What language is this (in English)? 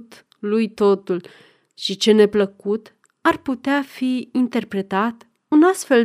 Romanian